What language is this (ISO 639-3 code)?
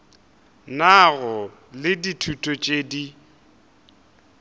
nso